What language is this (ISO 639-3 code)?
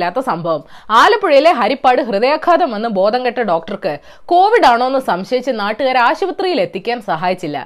mal